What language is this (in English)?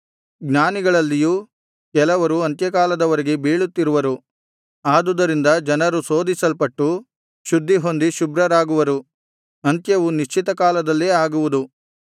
Kannada